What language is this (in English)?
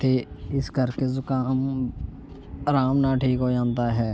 Punjabi